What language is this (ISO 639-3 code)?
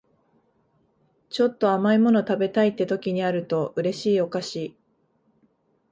jpn